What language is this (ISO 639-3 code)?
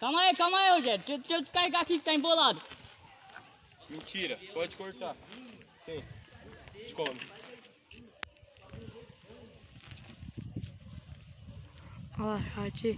por